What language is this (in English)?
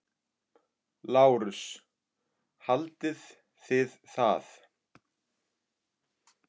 Icelandic